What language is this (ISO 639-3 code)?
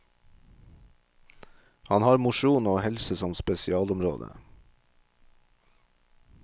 nor